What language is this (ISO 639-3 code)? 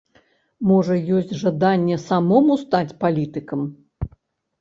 bel